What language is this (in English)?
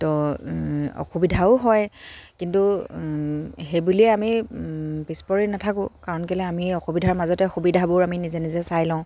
Assamese